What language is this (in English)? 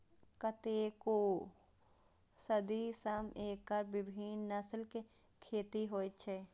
Maithili